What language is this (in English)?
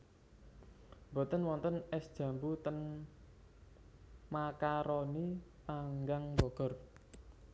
Javanese